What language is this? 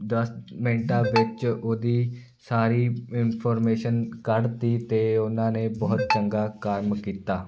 Punjabi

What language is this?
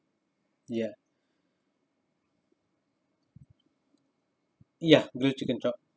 English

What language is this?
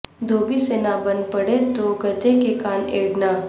Urdu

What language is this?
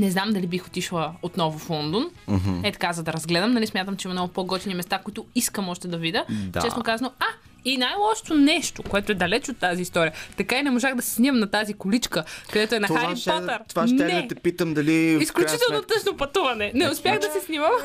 Bulgarian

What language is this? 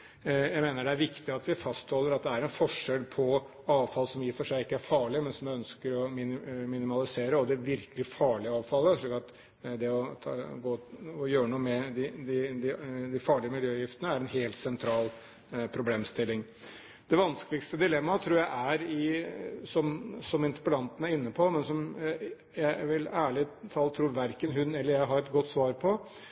Norwegian Bokmål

